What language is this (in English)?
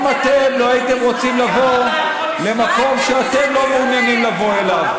Hebrew